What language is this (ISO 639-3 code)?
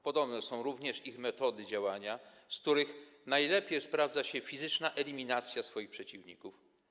pol